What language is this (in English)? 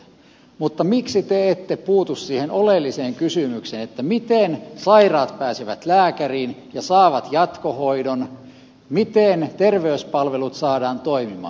Finnish